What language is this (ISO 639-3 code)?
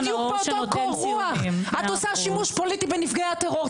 heb